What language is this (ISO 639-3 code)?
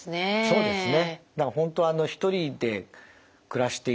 jpn